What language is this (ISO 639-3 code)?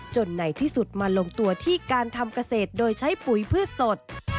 tha